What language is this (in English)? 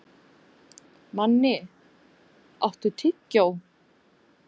Icelandic